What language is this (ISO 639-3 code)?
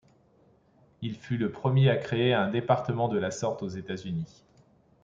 fra